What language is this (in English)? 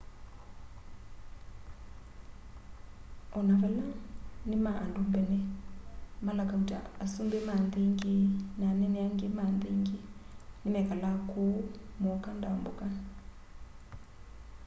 Kamba